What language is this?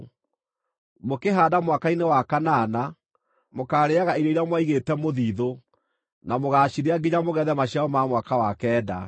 Kikuyu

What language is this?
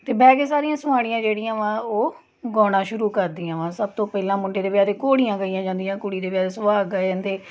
Punjabi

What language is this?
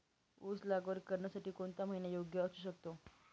Marathi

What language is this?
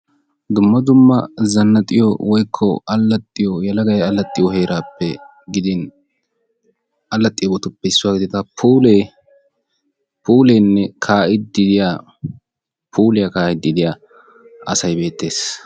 Wolaytta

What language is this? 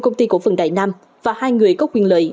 Vietnamese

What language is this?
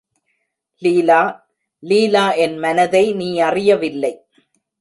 Tamil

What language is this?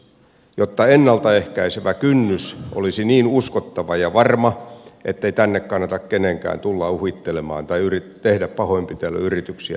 Finnish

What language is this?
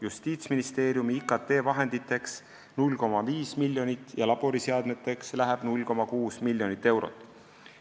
Estonian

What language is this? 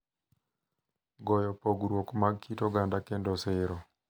Luo (Kenya and Tanzania)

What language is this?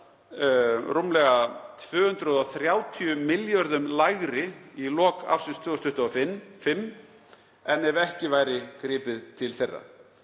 Icelandic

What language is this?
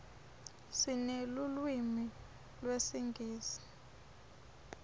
Swati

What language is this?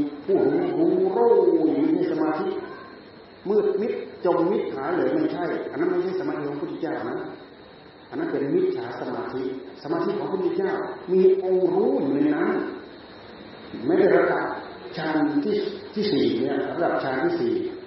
Thai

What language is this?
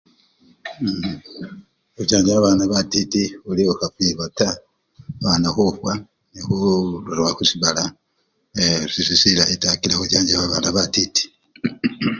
Luyia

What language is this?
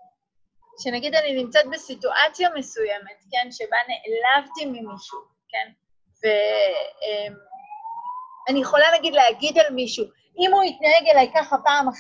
Hebrew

